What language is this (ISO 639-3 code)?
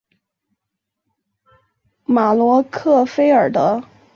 zho